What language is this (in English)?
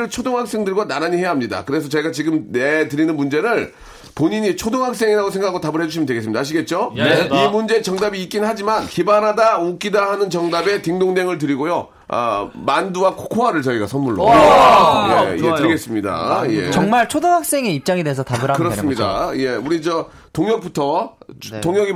Korean